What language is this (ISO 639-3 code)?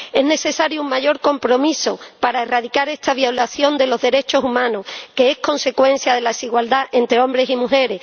spa